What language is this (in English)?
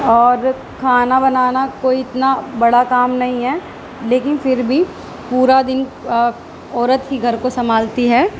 Urdu